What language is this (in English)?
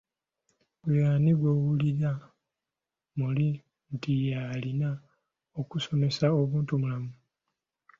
Ganda